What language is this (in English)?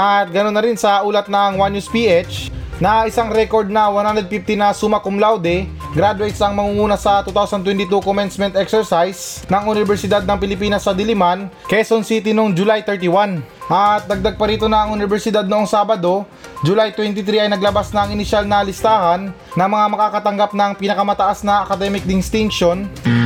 Filipino